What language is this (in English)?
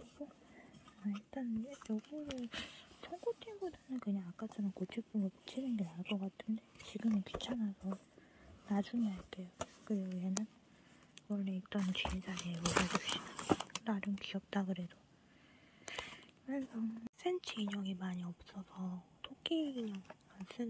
Korean